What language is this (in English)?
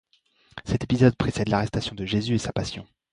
French